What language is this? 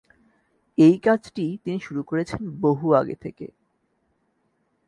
Bangla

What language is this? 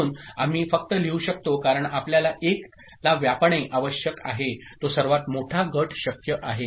Marathi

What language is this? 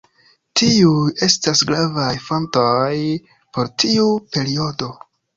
Esperanto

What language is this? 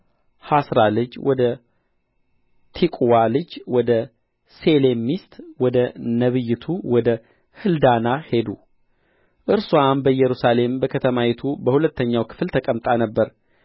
Amharic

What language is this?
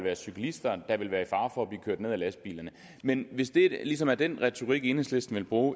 Danish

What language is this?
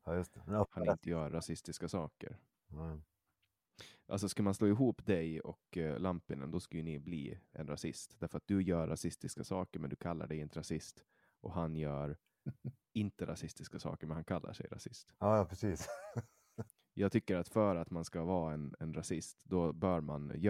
Swedish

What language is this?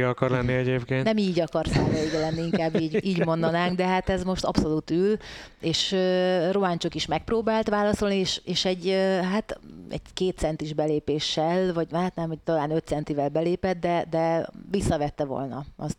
Hungarian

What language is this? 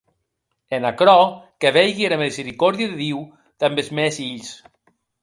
Occitan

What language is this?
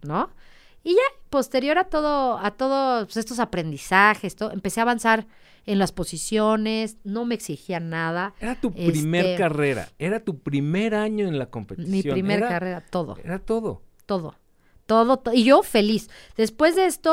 Spanish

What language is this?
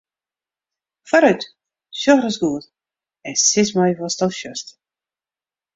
Western Frisian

